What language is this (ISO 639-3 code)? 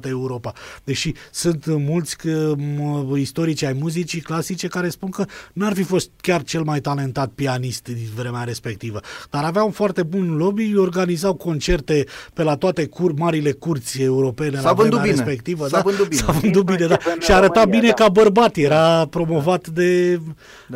ron